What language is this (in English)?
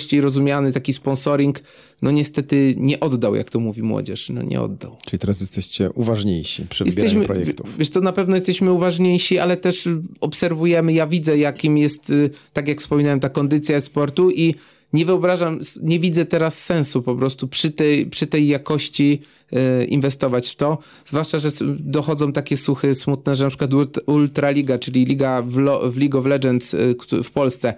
Polish